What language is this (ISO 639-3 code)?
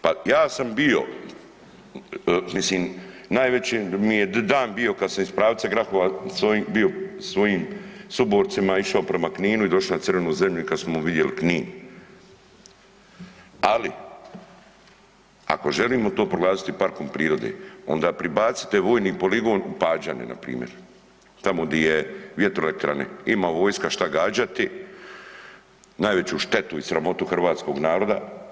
hrv